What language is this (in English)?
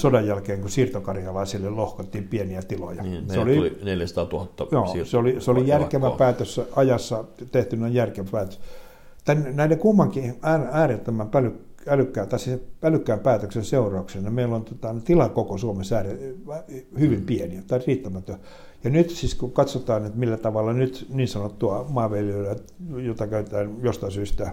Finnish